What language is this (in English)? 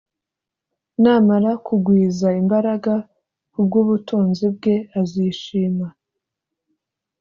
Kinyarwanda